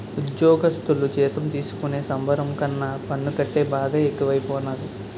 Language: Telugu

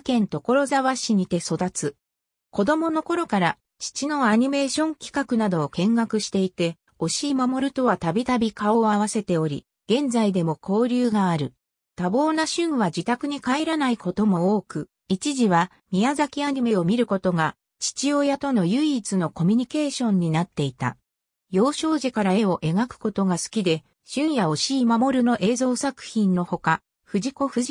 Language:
Japanese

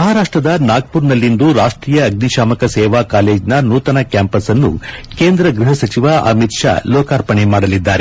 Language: Kannada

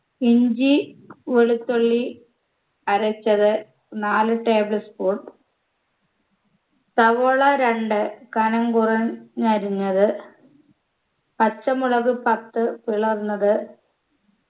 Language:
Malayalam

